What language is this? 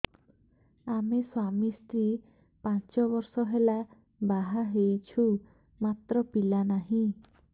Odia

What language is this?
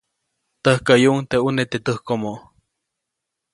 Copainalá Zoque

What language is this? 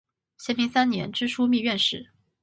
Chinese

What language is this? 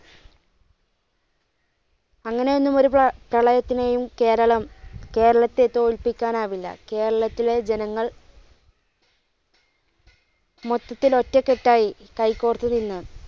Malayalam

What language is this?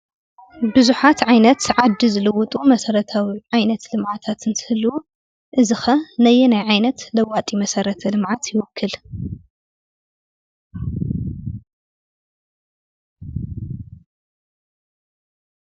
Tigrinya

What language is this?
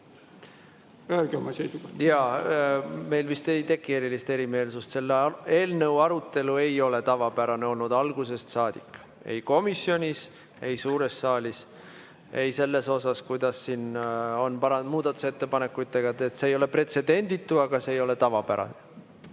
Estonian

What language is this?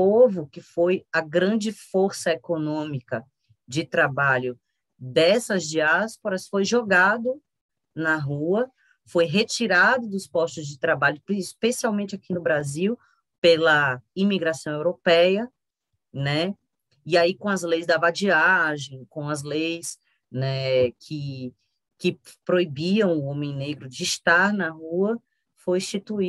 Portuguese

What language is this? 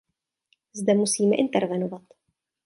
Czech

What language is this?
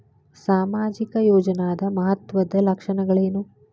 Kannada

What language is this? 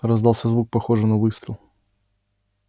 Russian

